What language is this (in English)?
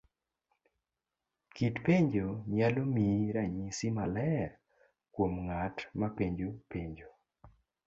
Luo (Kenya and Tanzania)